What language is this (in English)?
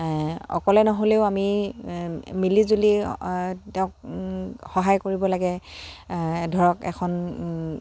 Assamese